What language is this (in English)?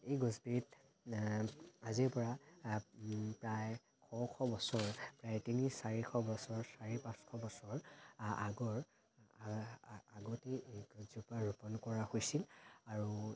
Assamese